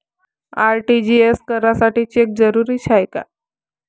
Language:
Marathi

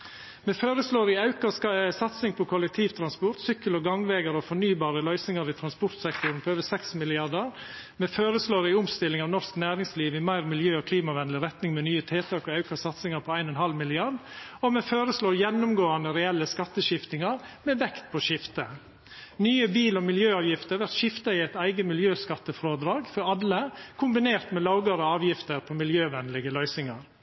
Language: Norwegian Nynorsk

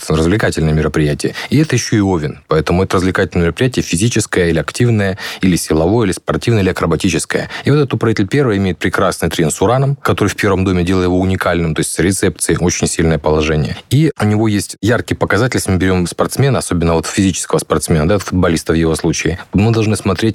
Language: Russian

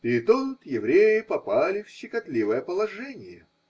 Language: Russian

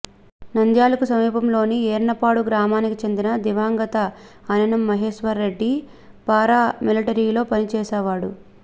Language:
Telugu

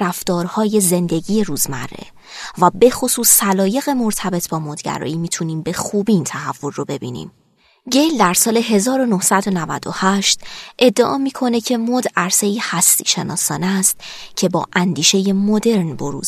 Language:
Persian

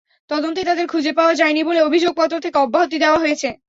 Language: Bangla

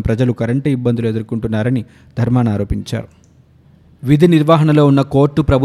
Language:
Telugu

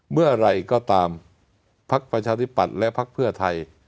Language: Thai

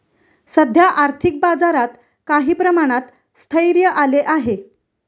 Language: Marathi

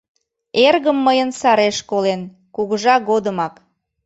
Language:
Mari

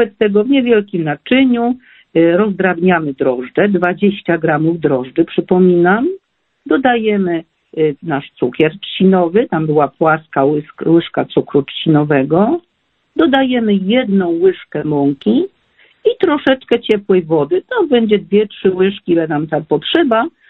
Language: Polish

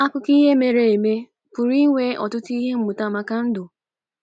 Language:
Igbo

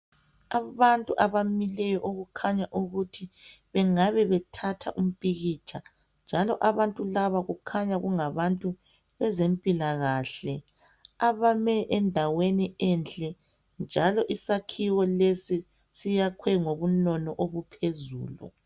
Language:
North Ndebele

